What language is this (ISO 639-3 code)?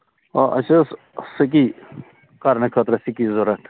kas